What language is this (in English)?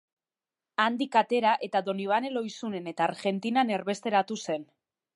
Basque